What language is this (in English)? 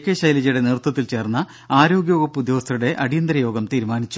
Malayalam